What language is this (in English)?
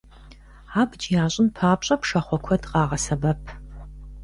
Kabardian